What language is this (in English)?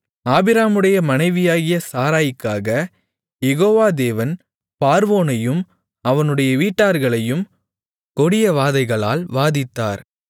Tamil